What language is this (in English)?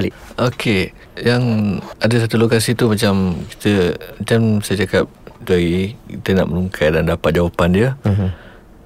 Malay